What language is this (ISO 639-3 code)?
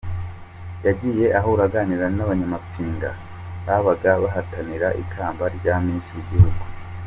kin